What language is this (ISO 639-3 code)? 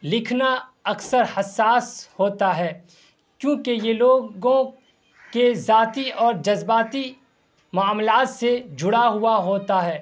urd